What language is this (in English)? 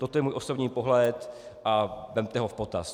Czech